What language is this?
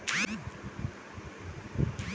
Bhojpuri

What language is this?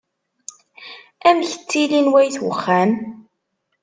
Kabyle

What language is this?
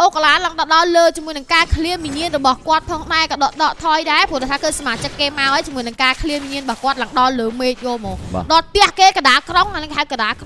Thai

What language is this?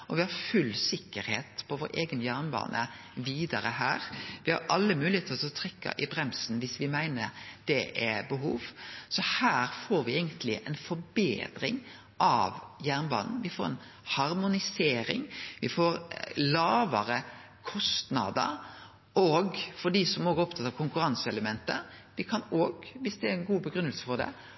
Norwegian Nynorsk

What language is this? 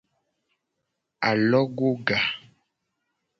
Gen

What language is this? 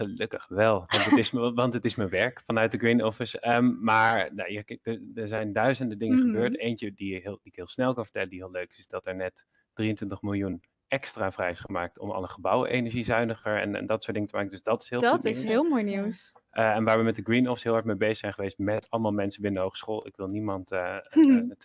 Dutch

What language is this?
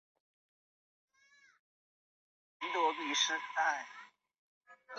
Chinese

